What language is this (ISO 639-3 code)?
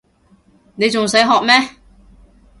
yue